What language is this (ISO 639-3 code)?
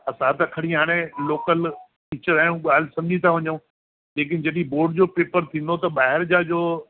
snd